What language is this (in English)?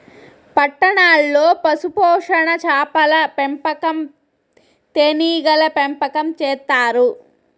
Telugu